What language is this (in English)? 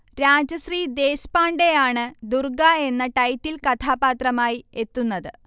Malayalam